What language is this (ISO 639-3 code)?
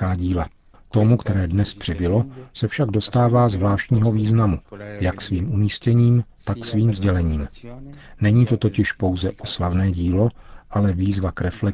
ces